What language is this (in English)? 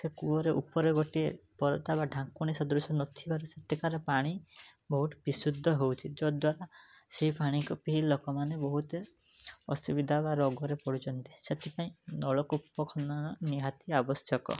Odia